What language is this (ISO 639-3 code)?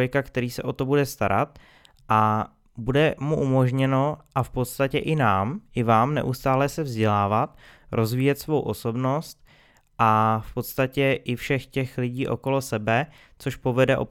ces